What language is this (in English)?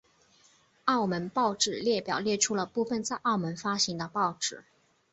Chinese